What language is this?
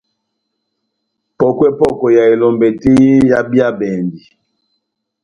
Batanga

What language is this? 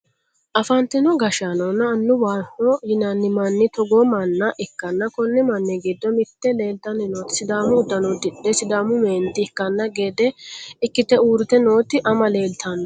Sidamo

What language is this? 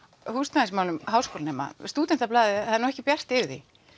Icelandic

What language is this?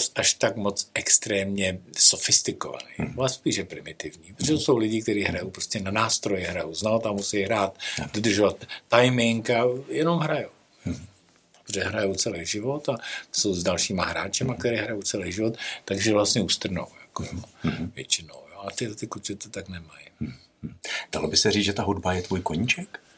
Czech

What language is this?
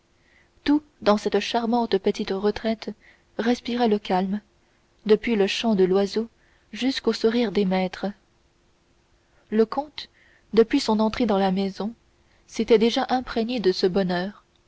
French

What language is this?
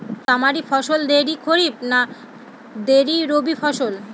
Bangla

